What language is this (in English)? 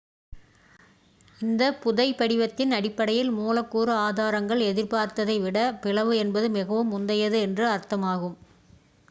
Tamil